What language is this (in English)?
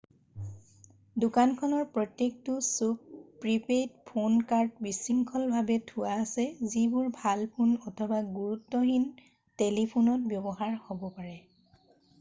Assamese